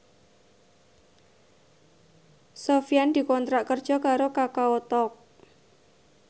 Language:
Javanese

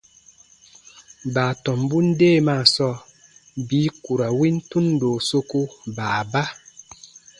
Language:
Baatonum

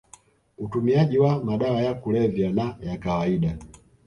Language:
Swahili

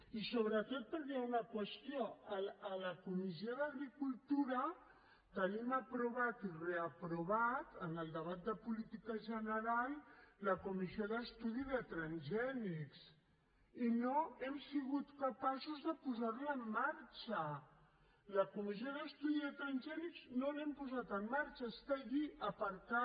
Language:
Catalan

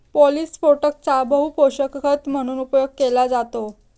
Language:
Marathi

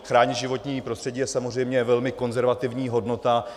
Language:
Czech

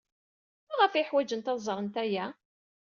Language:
Kabyle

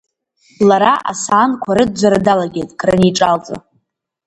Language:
Abkhazian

